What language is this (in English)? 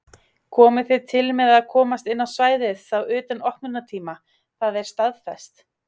Icelandic